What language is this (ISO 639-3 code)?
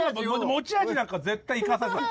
jpn